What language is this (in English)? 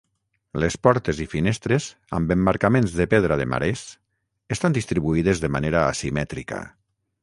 Catalan